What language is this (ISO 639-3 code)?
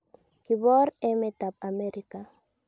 kln